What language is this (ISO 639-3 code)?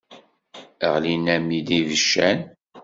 kab